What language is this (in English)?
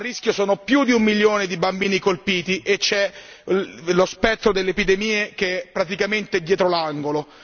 Italian